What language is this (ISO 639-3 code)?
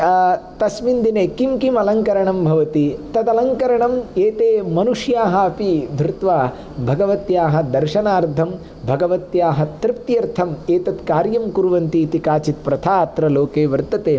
san